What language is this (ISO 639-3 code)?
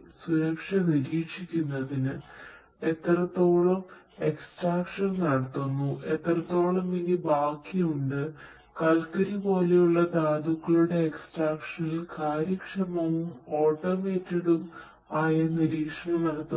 mal